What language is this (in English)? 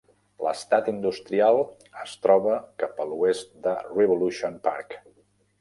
Catalan